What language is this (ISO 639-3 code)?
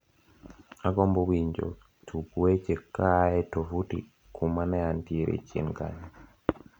luo